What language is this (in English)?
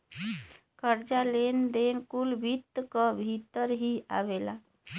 Bhojpuri